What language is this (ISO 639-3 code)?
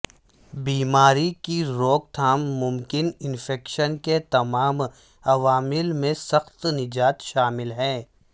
urd